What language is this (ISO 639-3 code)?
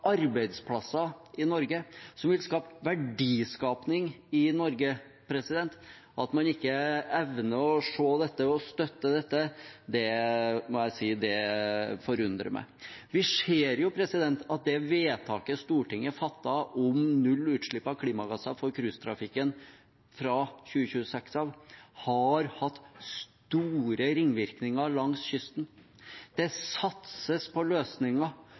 nob